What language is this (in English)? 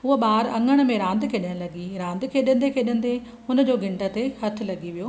Sindhi